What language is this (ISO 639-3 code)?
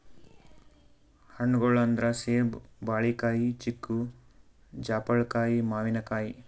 kan